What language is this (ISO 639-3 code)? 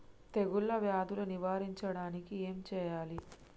tel